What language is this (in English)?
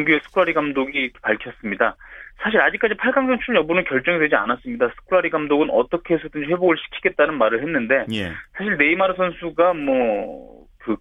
Korean